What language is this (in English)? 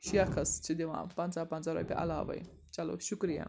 Kashmiri